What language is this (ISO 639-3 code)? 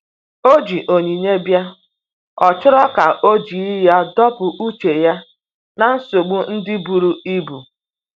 ibo